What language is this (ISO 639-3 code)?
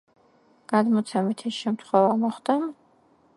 kat